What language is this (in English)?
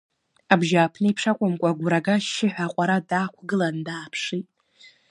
Abkhazian